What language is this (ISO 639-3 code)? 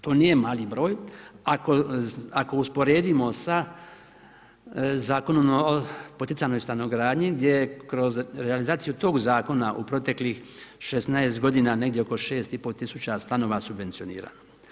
hrv